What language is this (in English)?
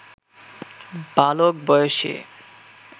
Bangla